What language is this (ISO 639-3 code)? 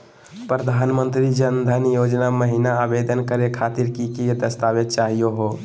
mag